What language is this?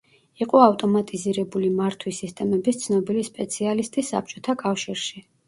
Georgian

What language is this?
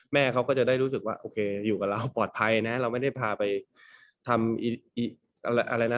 Thai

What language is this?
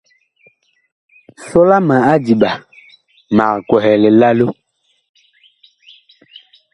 Bakoko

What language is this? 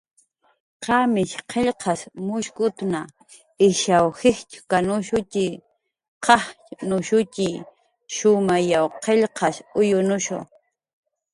Jaqaru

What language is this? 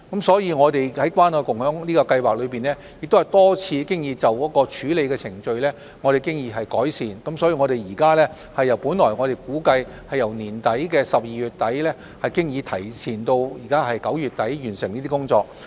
Cantonese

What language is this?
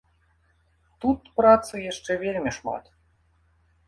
Belarusian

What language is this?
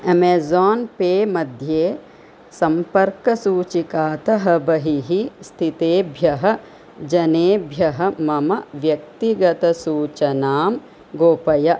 Sanskrit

